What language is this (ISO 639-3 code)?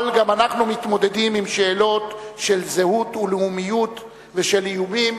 heb